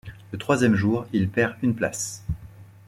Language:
French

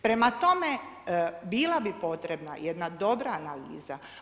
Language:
Croatian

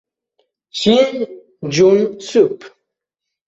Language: Italian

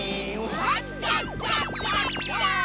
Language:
Japanese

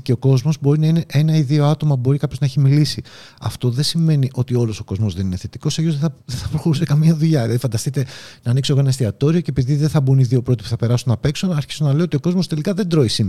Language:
Greek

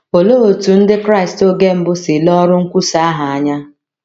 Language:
Igbo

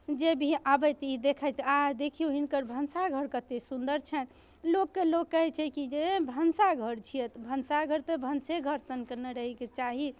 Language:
Maithili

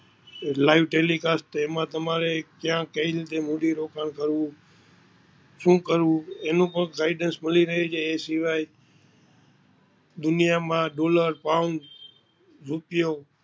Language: Gujarati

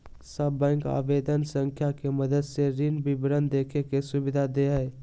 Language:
Magahi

